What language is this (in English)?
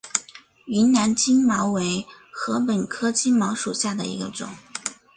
Chinese